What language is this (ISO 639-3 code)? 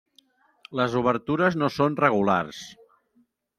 cat